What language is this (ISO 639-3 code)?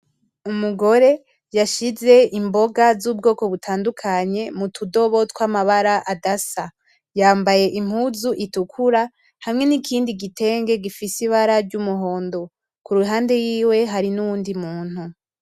run